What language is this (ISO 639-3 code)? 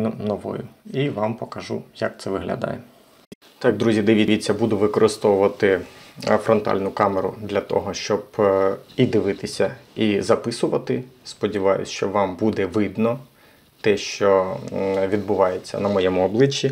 ukr